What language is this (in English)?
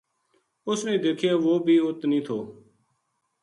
Gujari